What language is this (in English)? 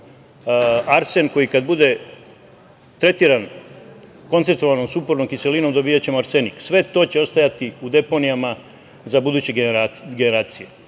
Serbian